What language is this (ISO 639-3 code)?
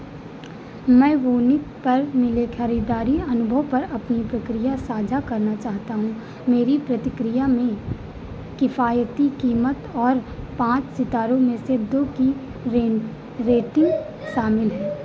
hin